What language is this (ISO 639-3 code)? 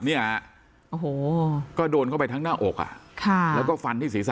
tha